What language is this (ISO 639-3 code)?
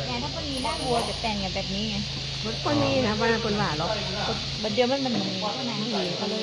tha